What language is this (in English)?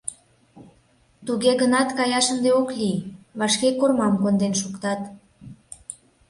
Mari